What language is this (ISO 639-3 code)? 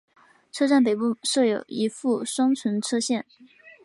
zho